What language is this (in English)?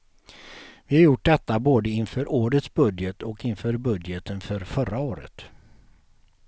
Swedish